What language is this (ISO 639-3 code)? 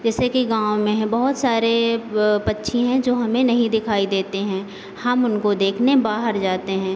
hin